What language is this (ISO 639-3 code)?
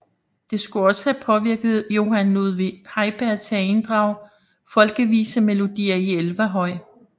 dan